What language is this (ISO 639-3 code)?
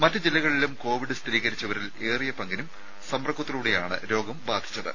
mal